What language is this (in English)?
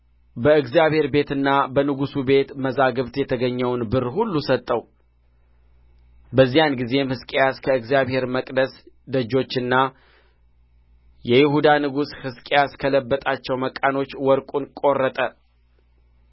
Amharic